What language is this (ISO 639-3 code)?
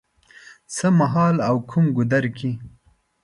pus